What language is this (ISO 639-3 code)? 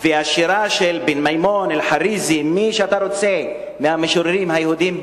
heb